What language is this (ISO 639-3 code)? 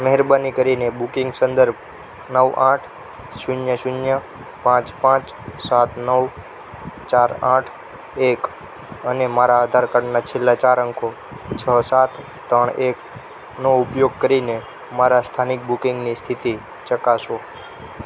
guj